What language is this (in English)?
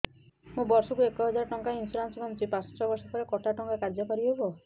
Odia